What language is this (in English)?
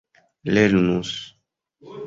Esperanto